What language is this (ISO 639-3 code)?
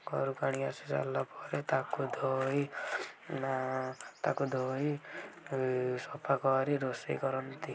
ori